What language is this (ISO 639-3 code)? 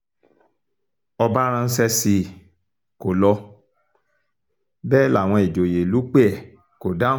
yor